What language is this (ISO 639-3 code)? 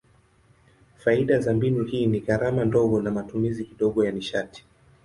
swa